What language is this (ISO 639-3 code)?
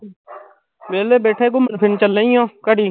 pan